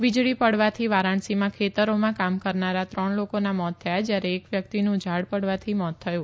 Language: Gujarati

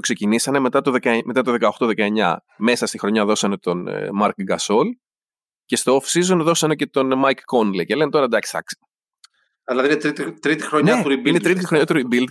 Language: Greek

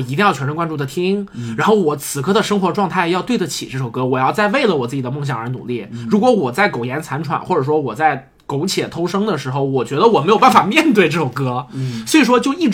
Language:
Chinese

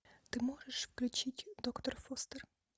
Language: Russian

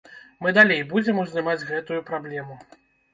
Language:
Belarusian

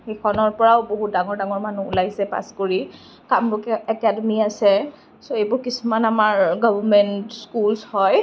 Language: Assamese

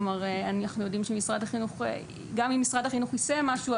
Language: Hebrew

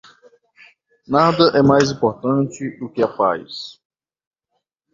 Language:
Portuguese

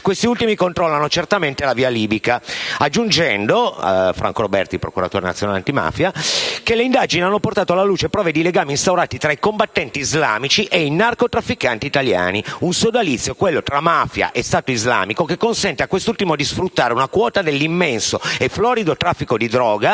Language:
Italian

